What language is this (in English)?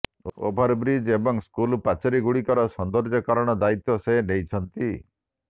Odia